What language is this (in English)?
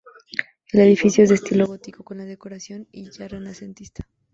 Spanish